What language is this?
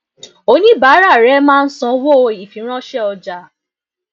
Yoruba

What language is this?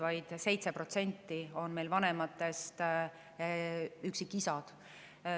Estonian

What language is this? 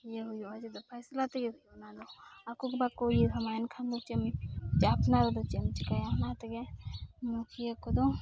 Santali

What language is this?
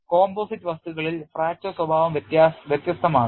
Malayalam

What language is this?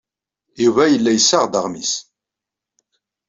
Kabyle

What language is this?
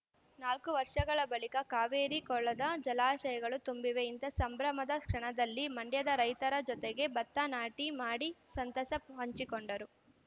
Kannada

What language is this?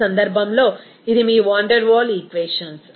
Telugu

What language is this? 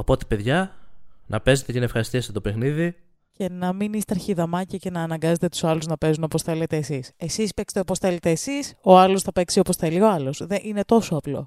Greek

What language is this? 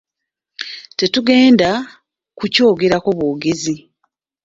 Ganda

